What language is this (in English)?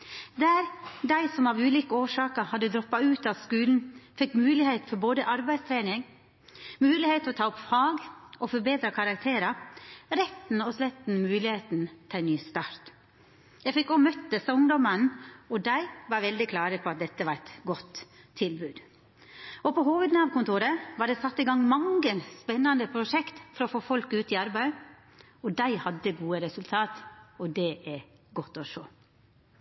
Norwegian Nynorsk